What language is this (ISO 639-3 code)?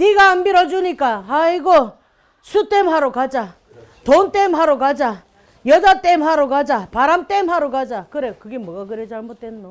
kor